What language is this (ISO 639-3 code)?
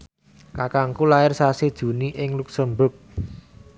jav